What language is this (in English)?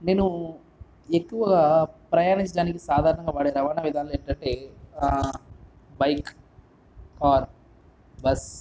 Telugu